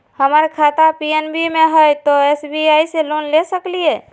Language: Magahi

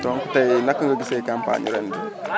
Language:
Wolof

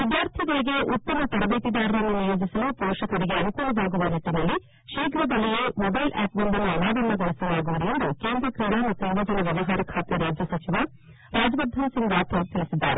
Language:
Kannada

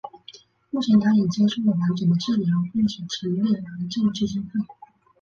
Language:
Chinese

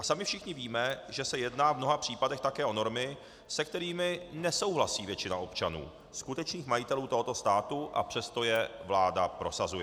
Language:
Czech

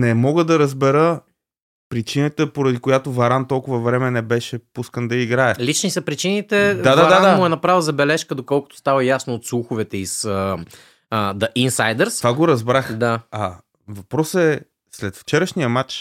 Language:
Bulgarian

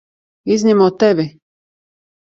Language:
Latvian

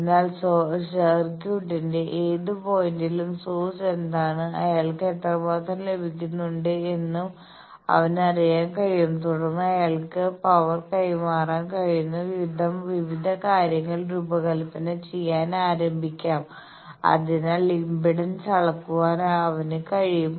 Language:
Malayalam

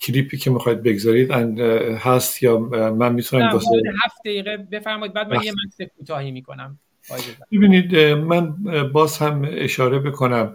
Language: Persian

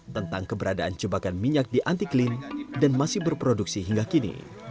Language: Indonesian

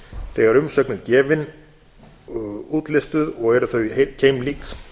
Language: Icelandic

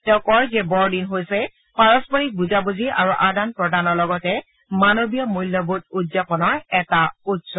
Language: Assamese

